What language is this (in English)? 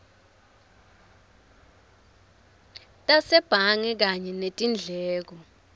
Swati